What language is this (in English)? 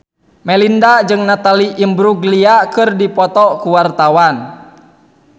Sundanese